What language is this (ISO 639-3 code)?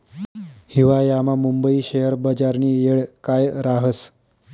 mar